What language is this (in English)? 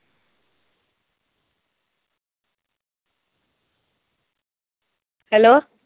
Punjabi